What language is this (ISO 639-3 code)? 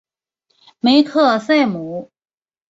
zho